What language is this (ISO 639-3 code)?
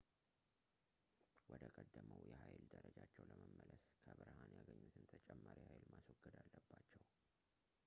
amh